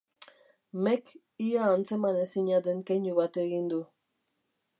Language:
Basque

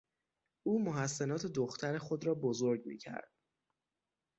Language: Persian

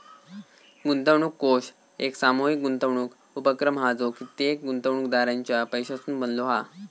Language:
Marathi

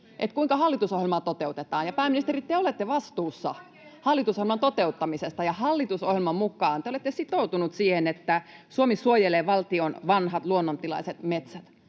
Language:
Finnish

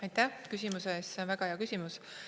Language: Estonian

